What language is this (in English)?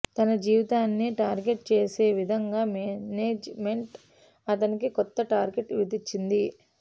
Telugu